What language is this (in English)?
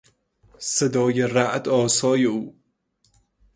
Persian